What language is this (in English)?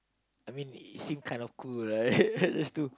English